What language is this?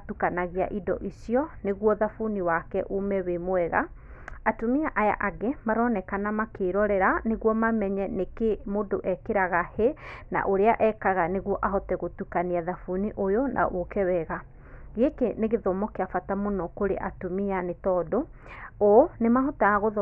Kikuyu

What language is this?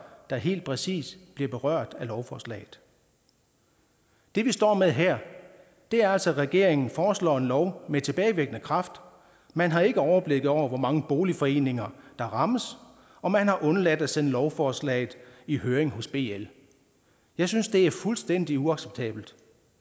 Danish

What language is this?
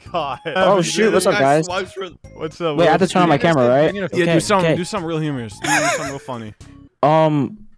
English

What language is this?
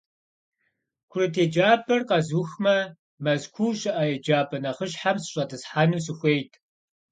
Kabardian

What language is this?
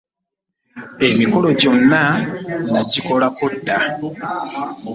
Ganda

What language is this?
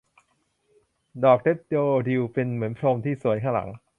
Thai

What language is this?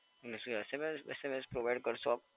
Gujarati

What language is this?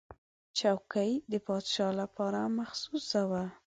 Pashto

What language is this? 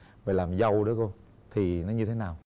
Vietnamese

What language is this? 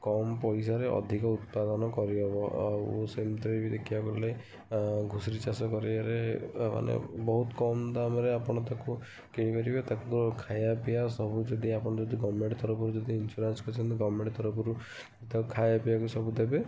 Odia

